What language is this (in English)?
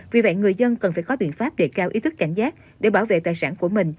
Vietnamese